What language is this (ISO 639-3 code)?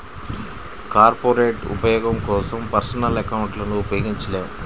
tel